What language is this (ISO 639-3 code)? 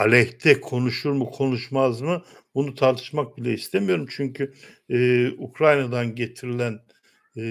tur